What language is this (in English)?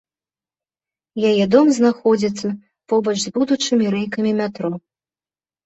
Belarusian